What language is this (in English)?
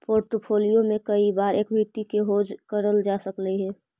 Magahi